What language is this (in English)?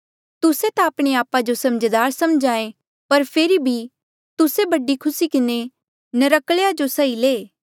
Mandeali